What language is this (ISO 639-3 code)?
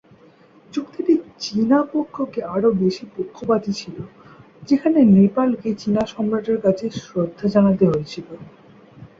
ben